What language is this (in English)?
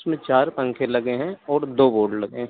Hindi